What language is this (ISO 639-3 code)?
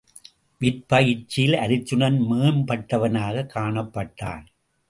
tam